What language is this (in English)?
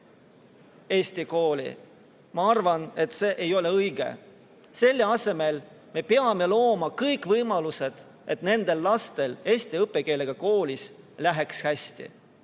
Estonian